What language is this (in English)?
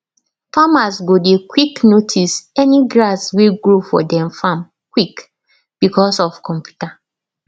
Nigerian Pidgin